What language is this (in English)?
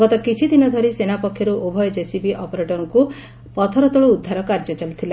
Odia